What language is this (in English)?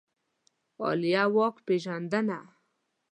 Pashto